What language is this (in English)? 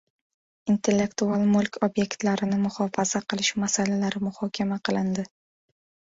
Uzbek